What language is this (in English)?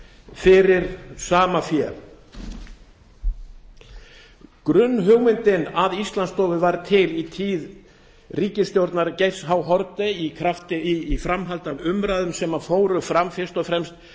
Icelandic